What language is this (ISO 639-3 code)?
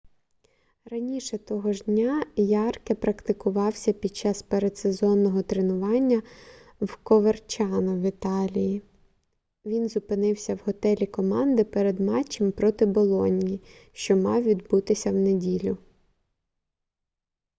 ukr